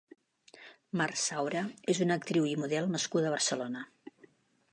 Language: Catalan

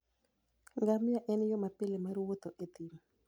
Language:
Luo (Kenya and Tanzania)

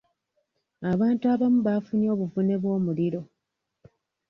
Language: Ganda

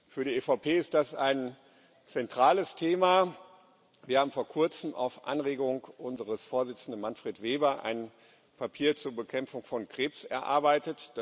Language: German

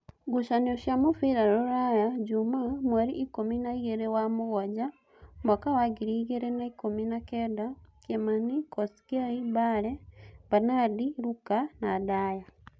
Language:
Kikuyu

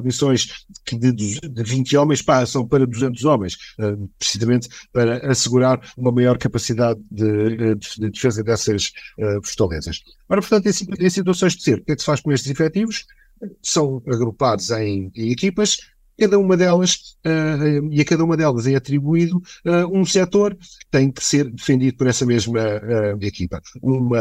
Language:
Portuguese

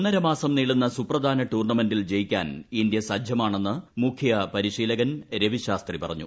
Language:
Malayalam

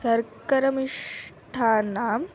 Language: Sanskrit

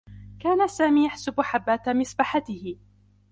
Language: Arabic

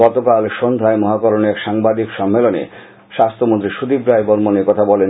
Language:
Bangla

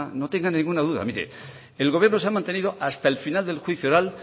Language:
Spanish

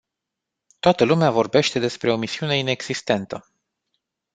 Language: Romanian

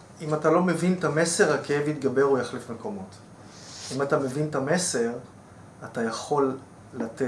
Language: Hebrew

